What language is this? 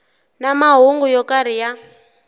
Tsonga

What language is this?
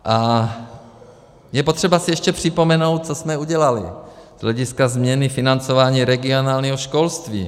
Czech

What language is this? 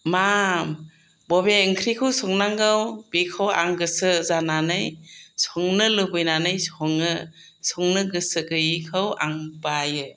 Bodo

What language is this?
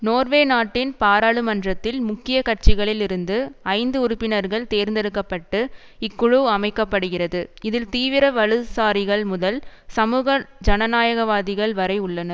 Tamil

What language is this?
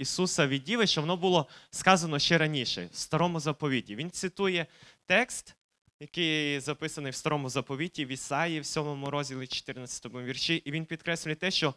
Ukrainian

